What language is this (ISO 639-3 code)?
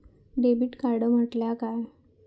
mar